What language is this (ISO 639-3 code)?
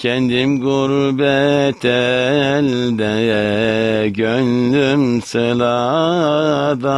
tur